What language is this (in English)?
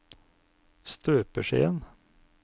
Norwegian